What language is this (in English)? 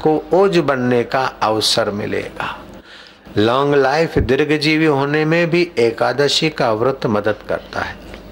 Hindi